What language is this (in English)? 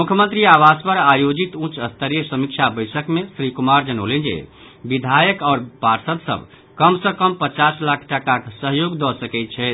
Maithili